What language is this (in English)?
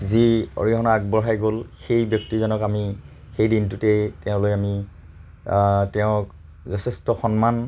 Assamese